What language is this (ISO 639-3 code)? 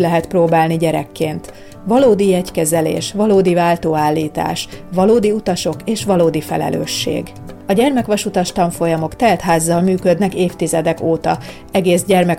hun